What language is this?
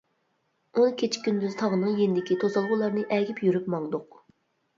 Uyghur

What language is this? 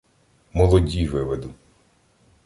Ukrainian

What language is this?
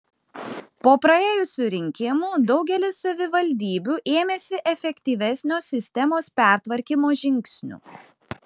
Lithuanian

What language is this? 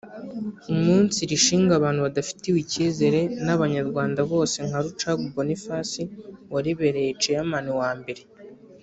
Kinyarwanda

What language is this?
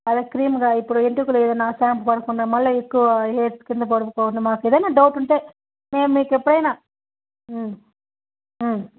Telugu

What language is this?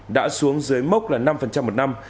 Vietnamese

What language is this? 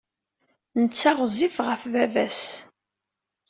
Kabyle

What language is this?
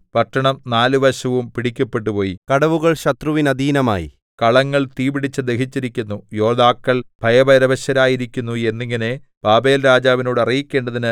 Malayalam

